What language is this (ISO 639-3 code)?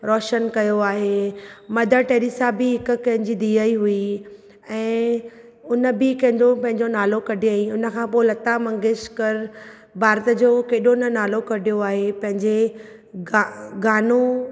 snd